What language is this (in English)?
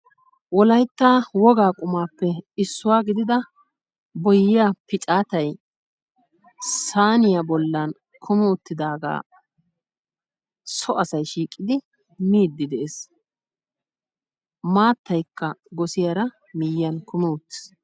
Wolaytta